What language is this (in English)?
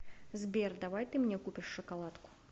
Russian